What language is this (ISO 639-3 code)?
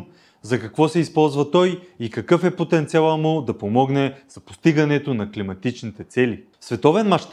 bul